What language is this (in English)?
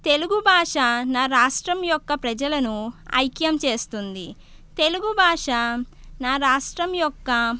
Telugu